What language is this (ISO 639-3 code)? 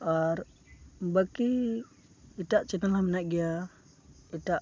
sat